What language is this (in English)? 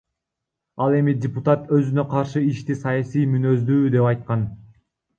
Kyrgyz